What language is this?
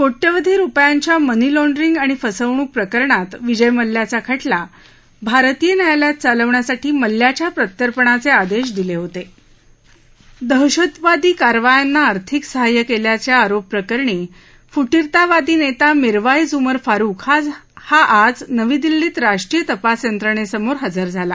Marathi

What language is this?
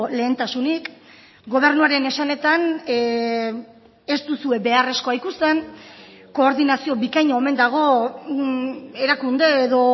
Basque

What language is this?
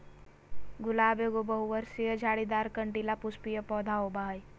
Magahi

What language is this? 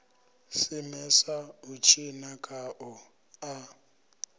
Venda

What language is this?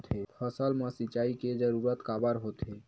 Chhattisgarhi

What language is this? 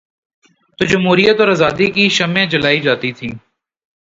Urdu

